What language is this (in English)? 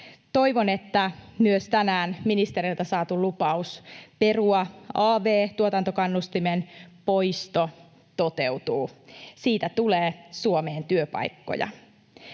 Finnish